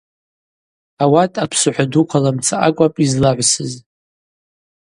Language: Abaza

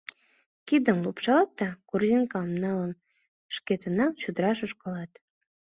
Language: Mari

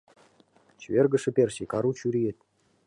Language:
Mari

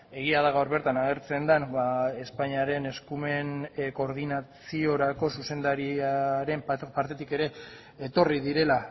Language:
Basque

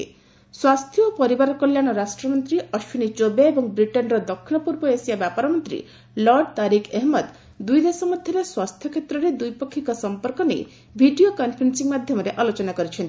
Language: Odia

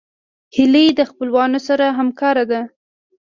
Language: Pashto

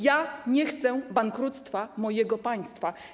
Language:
Polish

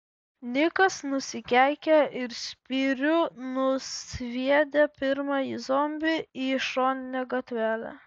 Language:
Lithuanian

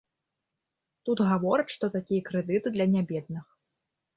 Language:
Belarusian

